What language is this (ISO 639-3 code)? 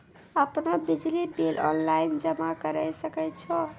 mai